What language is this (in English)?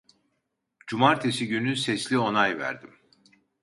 Turkish